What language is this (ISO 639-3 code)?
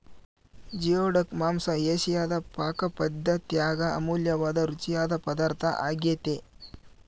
kan